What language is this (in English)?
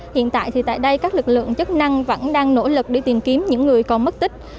Vietnamese